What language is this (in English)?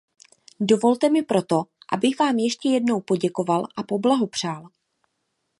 Czech